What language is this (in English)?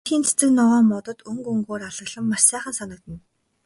Mongolian